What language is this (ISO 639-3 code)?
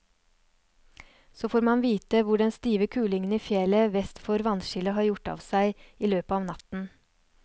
nor